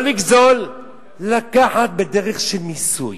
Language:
Hebrew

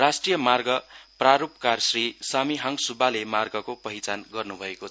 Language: Nepali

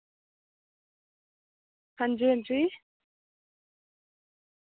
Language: Dogri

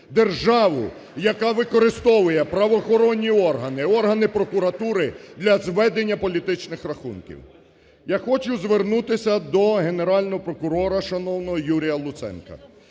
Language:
Ukrainian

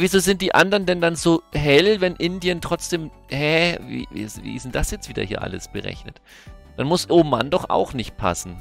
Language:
German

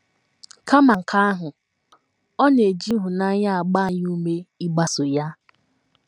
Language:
Igbo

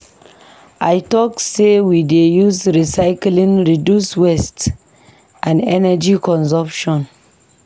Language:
Nigerian Pidgin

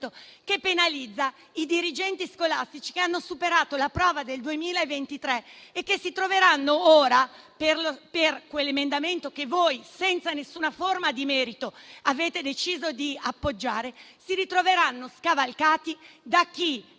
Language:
Italian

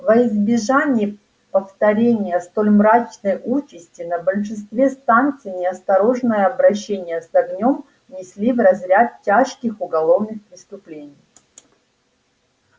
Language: Russian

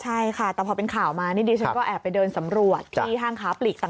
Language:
Thai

